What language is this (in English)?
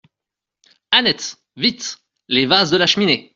French